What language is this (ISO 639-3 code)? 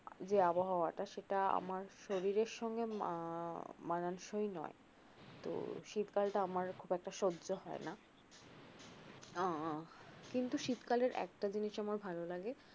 ben